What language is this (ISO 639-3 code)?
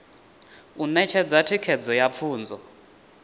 ven